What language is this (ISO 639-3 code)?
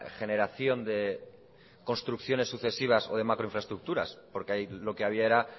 spa